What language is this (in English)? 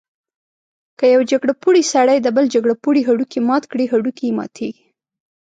Pashto